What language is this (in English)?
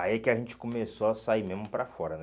Portuguese